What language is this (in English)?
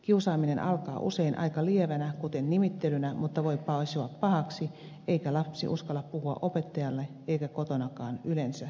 Finnish